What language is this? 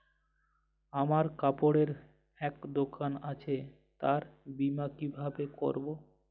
Bangla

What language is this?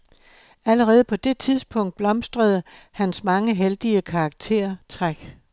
Danish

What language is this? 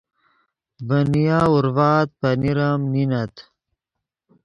Yidgha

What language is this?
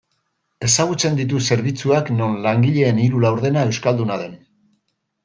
Basque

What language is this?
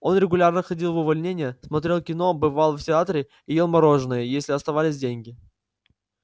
Russian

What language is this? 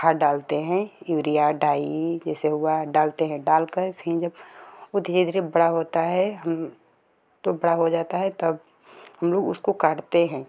Hindi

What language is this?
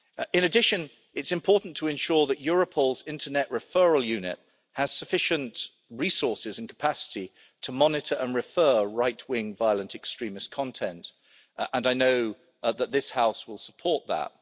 English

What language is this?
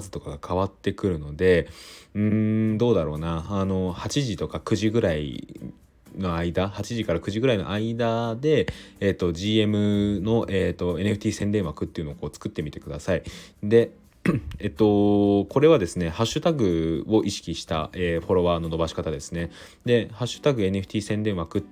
Japanese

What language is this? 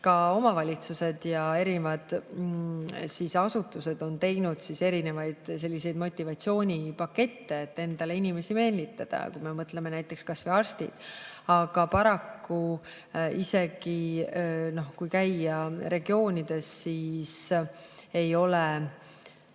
Estonian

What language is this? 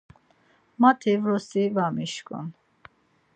Laz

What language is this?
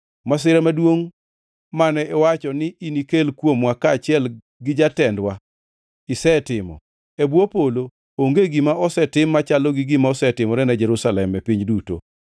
Luo (Kenya and Tanzania)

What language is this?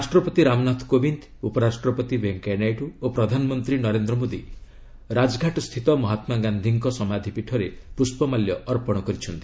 Odia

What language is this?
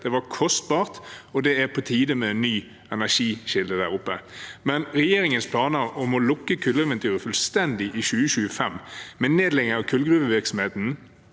Norwegian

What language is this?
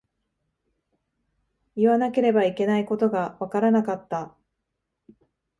Japanese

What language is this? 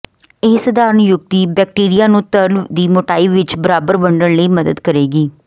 Punjabi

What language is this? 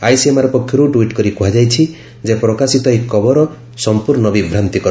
Odia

